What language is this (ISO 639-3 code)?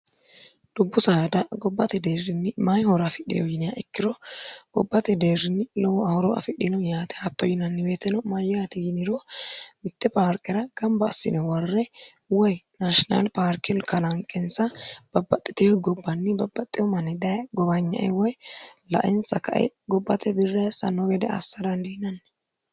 sid